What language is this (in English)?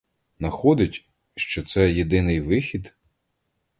Ukrainian